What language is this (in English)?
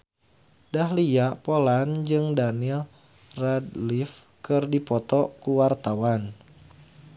Sundanese